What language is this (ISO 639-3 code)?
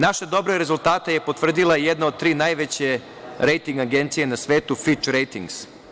srp